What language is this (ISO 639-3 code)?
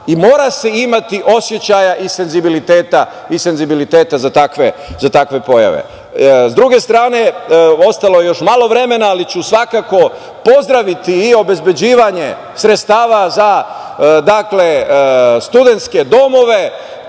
srp